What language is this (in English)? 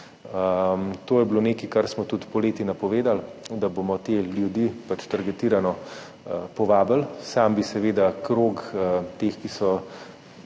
Slovenian